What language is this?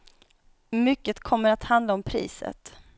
Swedish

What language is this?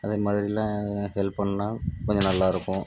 Tamil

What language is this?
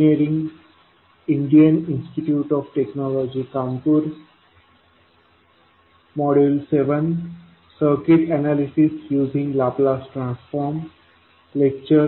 Marathi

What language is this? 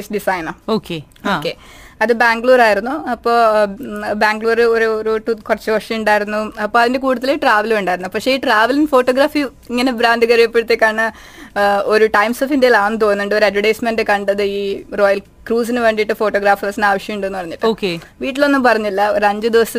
Malayalam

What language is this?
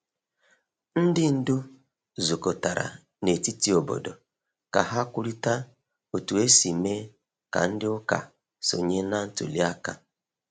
Igbo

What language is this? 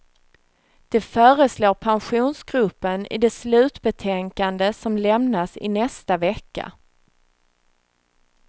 Swedish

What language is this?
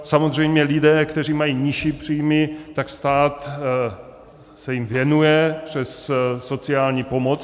Czech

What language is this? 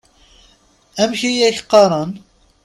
Kabyle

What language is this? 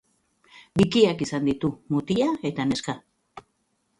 Basque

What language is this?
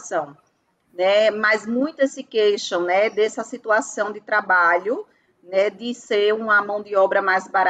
Portuguese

